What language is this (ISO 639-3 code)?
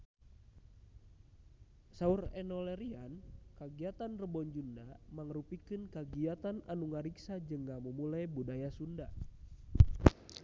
sun